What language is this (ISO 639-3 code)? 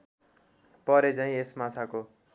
nep